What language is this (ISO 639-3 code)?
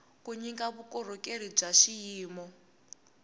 tso